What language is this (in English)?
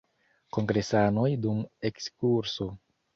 Esperanto